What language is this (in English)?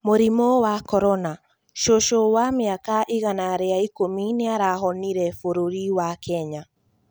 Kikuyu